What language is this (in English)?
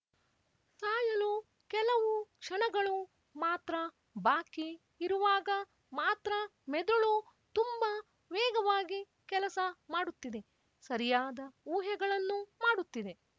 Kannada